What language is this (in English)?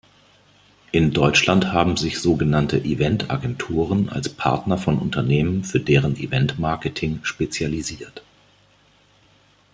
German